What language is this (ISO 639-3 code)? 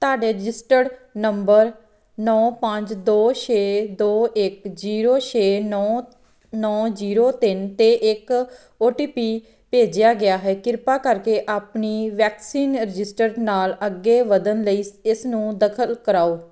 pan